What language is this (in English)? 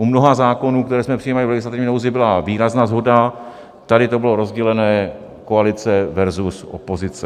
Czech